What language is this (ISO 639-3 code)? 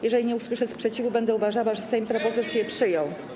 pol